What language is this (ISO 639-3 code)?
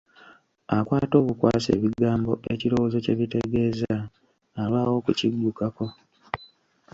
lug